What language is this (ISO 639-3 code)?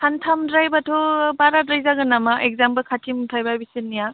brx